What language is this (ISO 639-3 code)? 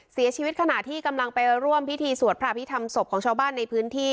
tha